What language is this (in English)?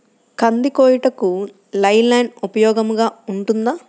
Telugu